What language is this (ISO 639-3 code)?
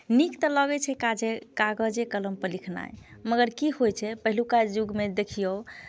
mai